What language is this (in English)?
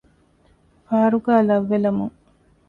Divehi